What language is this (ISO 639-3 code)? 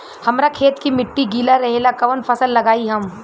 bho